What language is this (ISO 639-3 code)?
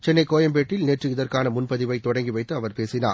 tam